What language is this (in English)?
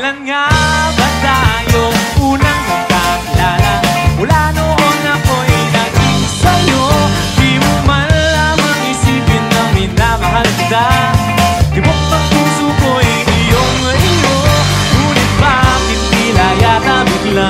Thai